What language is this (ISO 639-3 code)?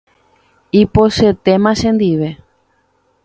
grn